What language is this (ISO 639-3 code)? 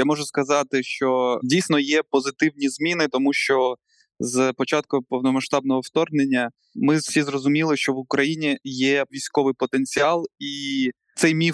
ukr